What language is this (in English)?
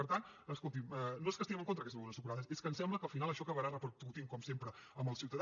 Catalan